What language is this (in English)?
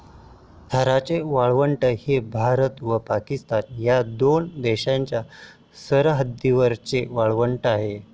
Marathi